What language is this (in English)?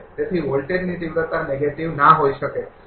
Gujarati